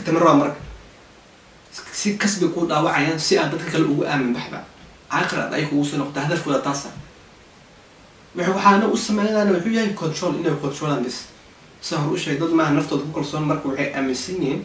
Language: Arabic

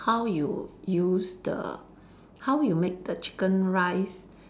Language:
English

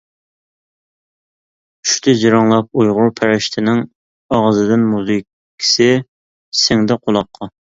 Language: Uyghur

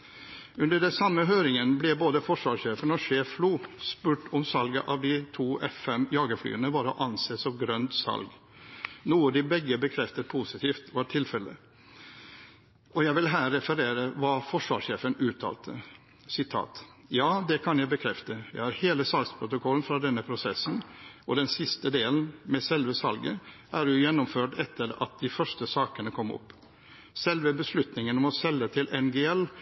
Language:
Norwegian Bokmål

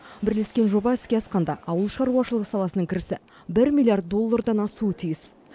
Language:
Kazakh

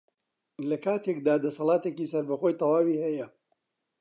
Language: Central Kurdish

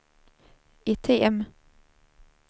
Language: Swedish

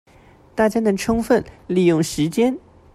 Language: Chinese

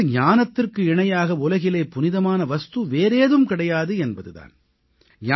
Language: Tamil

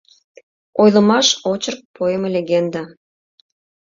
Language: Mari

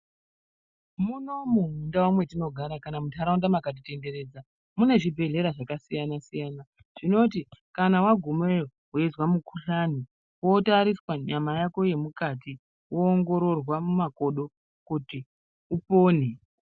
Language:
Ndau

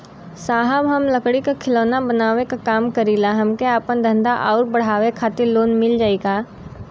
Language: Bhojpuri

